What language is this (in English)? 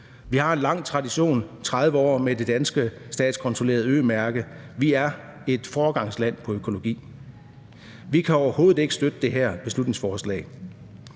Danish